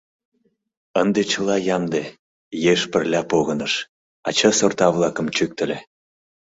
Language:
Mari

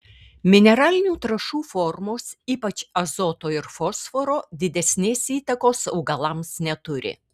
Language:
Lithuanian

